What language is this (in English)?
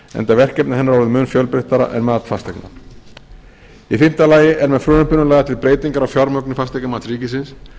Icelandic